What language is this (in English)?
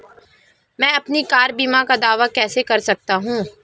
Hindi